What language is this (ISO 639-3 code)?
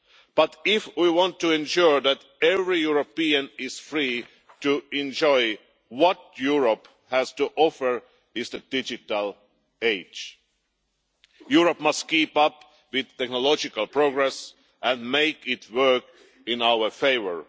eng